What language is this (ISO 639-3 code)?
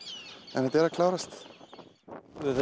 isl